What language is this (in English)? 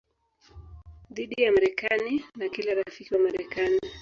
Swahili